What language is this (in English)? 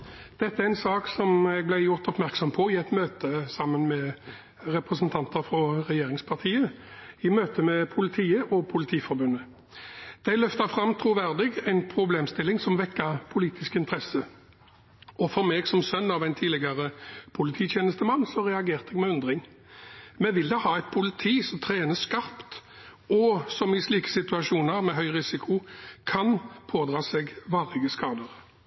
Norwegian Bokmål